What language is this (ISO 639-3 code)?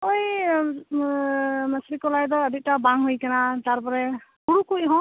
sat